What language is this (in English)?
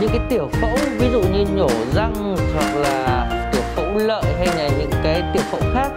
Vietnamese